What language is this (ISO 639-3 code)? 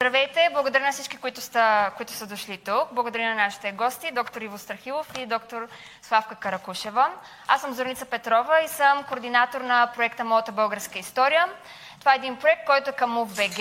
bul